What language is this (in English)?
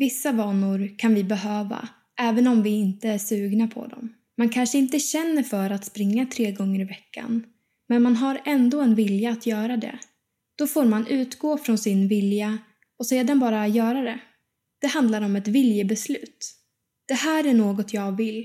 Swedish